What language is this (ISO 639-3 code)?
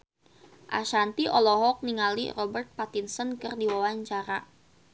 sun